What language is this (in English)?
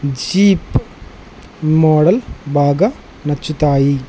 Telugu